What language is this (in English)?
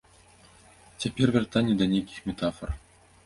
Belarusian